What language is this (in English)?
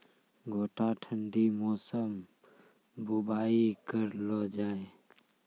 Maithili